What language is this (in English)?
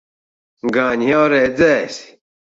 Latvian